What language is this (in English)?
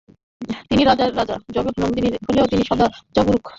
Bangla